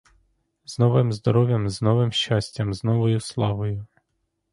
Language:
Ukrainian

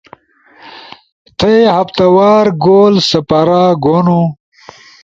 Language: Ushojo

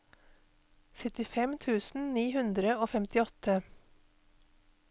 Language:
Norwegian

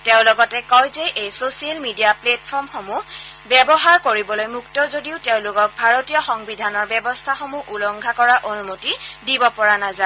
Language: Assamese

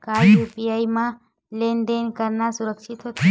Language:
Chhattisgarhi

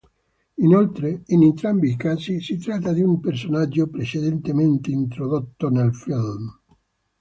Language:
Italian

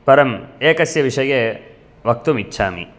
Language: Sanskrit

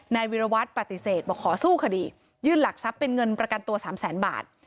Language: Thai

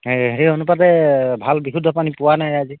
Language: Assamese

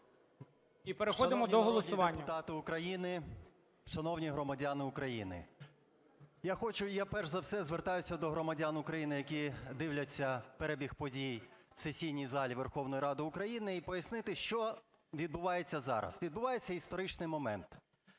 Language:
Ukrainian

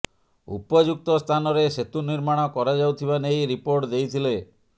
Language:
Odia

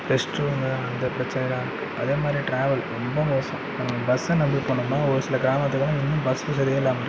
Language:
Tamil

